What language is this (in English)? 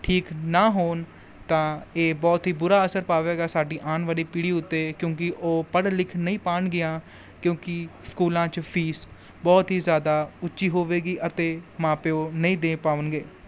Punjabi